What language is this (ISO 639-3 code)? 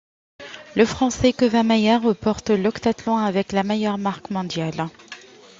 fra